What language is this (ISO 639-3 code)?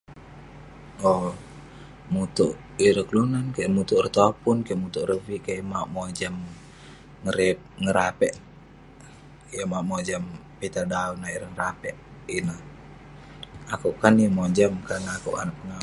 pne